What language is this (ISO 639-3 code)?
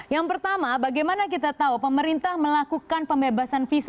ind